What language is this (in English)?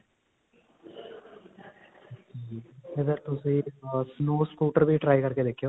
Punjabi